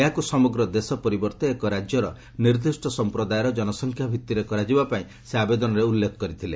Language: Odia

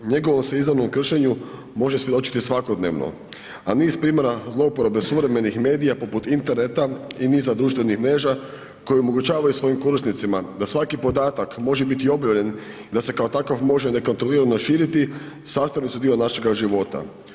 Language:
Croatian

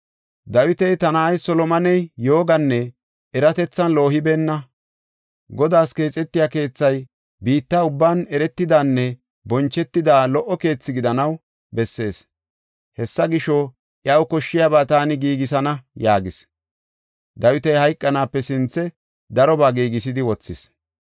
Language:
Gofa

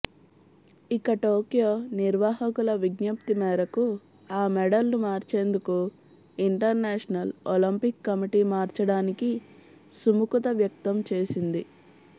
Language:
Telugu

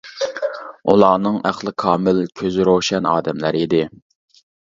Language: Uyghur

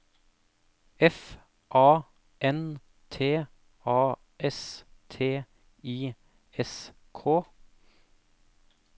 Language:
Norwegian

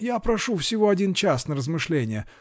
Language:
Russian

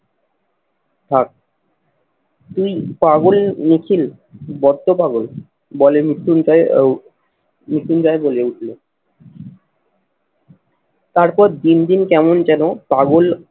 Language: Bangla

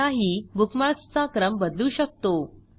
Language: Marathi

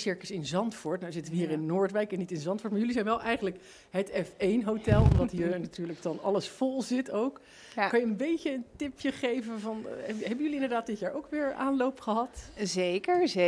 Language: Dutch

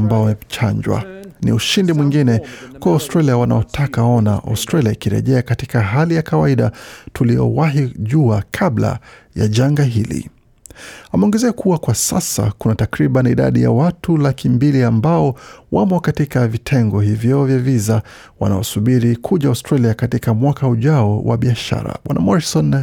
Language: Swahili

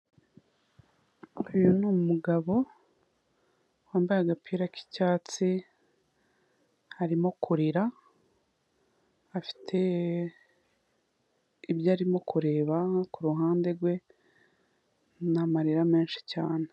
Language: Kinyarwanda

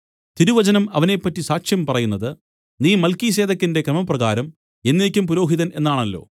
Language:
Malayalam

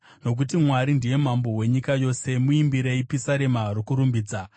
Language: Shona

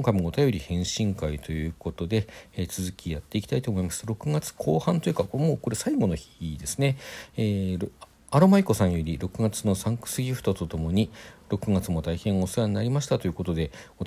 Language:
Japanese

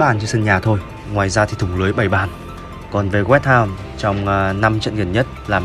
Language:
Vietnamese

